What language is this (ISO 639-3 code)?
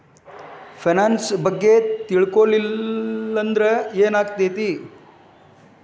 kan